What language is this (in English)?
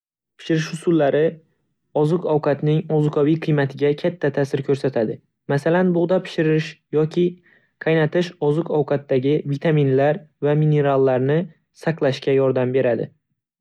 Uzbek